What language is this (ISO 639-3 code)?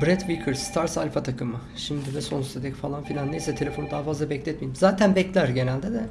tur